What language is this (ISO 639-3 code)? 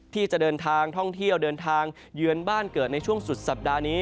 tha